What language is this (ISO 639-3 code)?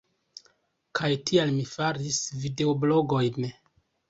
epo